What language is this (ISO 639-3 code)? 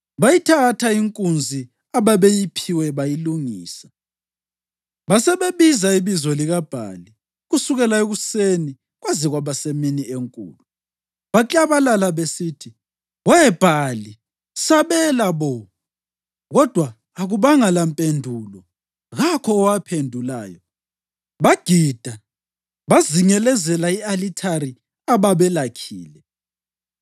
nde